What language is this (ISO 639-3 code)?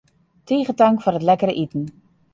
fry